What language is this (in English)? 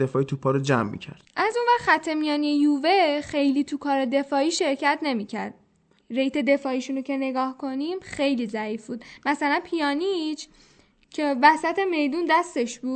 Persian